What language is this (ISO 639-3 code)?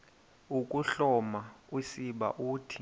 xho